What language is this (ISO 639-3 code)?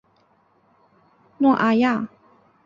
zho